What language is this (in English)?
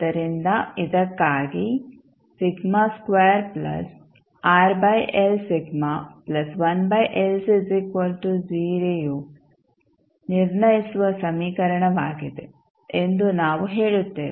Kannada